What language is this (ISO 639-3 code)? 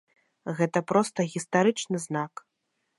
bel